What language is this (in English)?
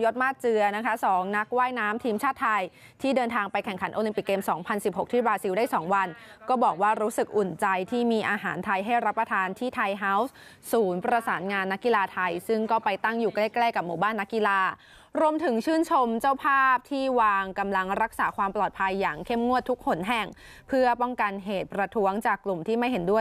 Thai